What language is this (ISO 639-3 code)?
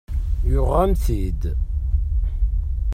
kab